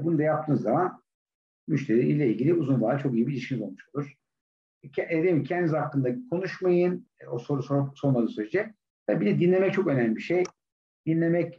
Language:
Turkish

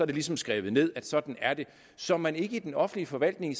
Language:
Danish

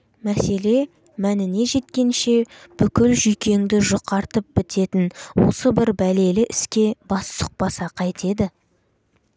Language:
Kazakh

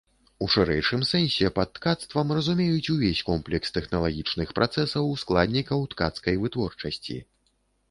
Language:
Belarusian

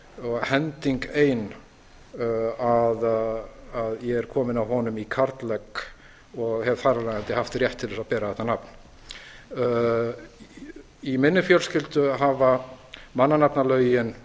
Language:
Icelandic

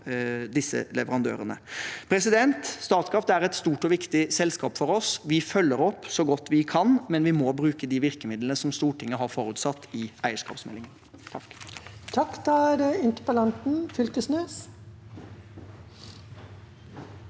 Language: Norwegian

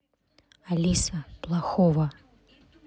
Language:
Russian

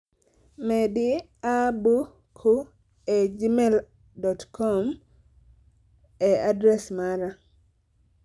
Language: Luo (Kenya and Tanzania)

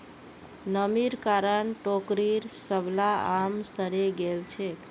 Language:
Magahi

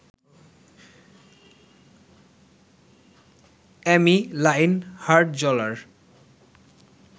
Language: Bangla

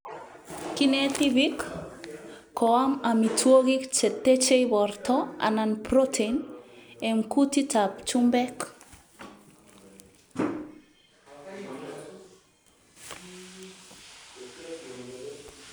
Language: Kalenjin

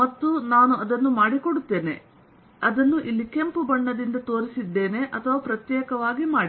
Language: Kannada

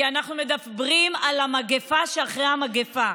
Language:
Hebrew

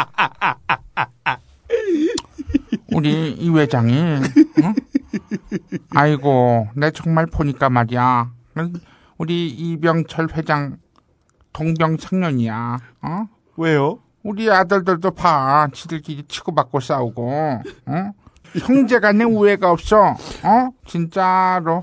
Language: Korean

